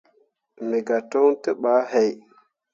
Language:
Mundang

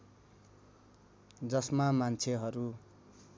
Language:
Nepali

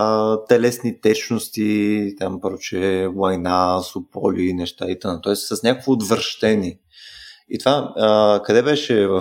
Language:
Bulgarian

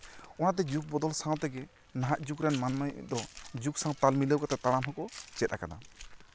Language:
Santali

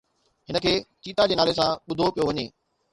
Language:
Sindhi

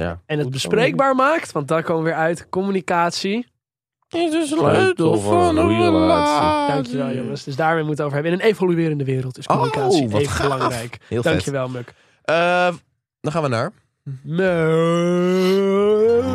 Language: Dutch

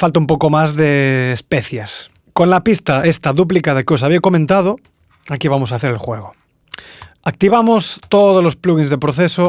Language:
Spanish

